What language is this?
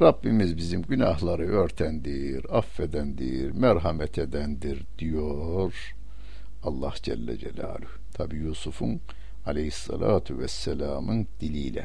Turkish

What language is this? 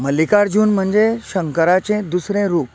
Konkani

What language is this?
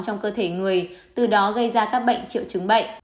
Vietnamese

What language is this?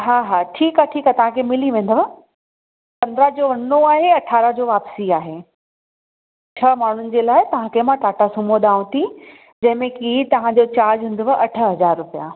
Sindhi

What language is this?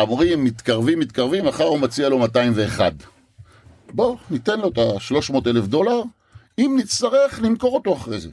Hebrew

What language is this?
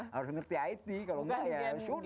Indonesian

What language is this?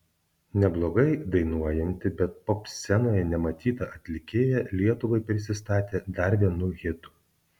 Lithuanian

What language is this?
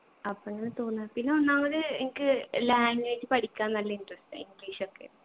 Malayalam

